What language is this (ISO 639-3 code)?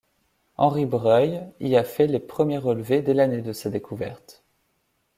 fra